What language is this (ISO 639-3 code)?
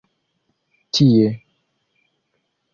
epo